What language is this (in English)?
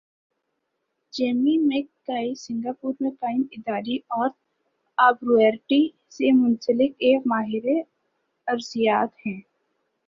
Urdu